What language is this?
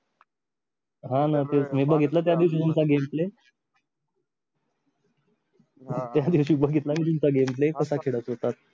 Marathi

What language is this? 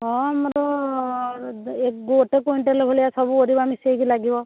Odia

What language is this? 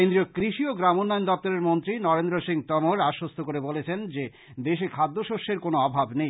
Bangla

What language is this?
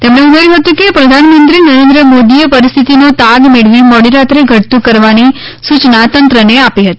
Gujarati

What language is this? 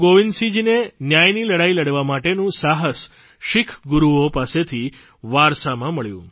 Gujarati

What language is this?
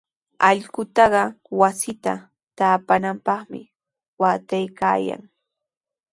Sihuas Ancash Quechua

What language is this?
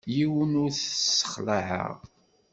Kabyle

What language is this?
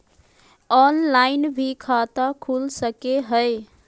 Magahi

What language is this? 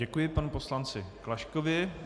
Czech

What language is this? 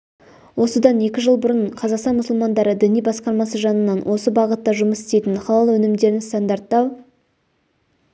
Kazakh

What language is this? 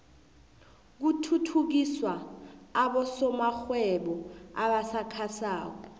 South Ndebele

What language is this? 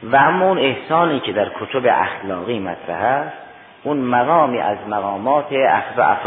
Persian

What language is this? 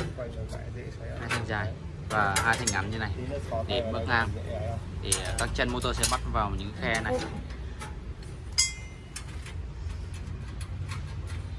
Vietnamese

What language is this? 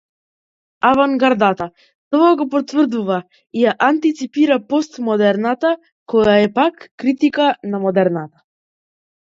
Macedonian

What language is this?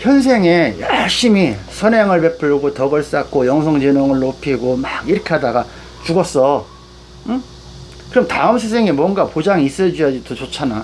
Korean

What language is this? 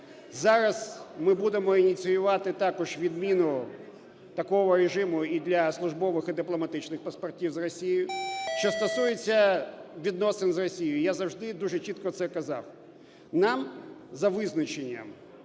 Ukrainian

